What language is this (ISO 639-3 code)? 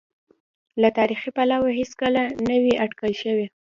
pus